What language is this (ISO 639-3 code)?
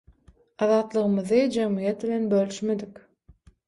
tuk